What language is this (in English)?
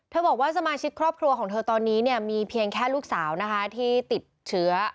Thai